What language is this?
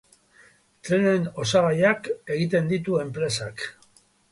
Basque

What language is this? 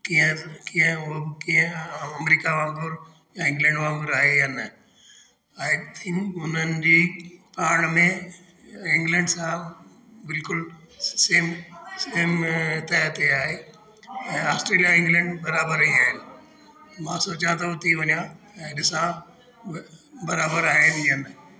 Sindhi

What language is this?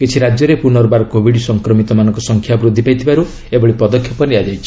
Odia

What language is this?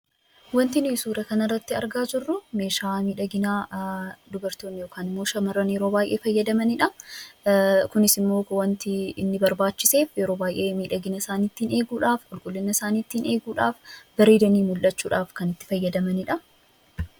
Oromo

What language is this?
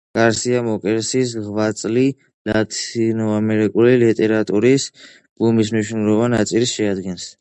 Georgian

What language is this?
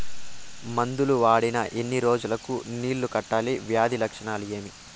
Telugu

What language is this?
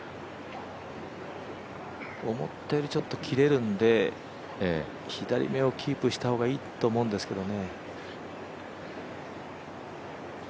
Japanese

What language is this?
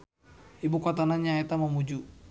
Sundanese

